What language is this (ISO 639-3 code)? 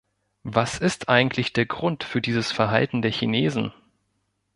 deu